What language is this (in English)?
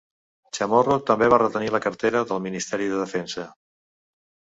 Catalan